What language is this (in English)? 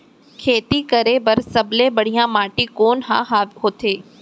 Chhattisgarhi